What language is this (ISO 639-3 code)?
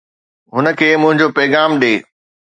snd